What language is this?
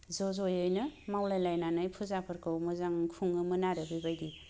Bodo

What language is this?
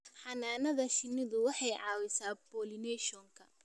Somali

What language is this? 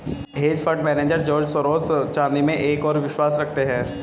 Hindi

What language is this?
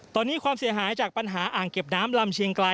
Thai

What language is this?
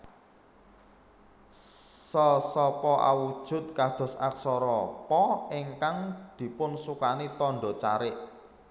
Javanese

